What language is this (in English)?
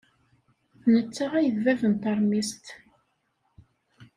Kabyle